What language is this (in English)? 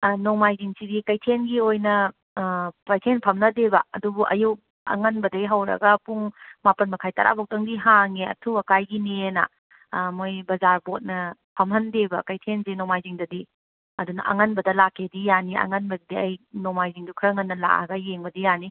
Manipuri